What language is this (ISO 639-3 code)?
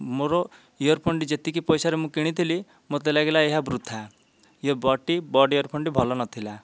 ori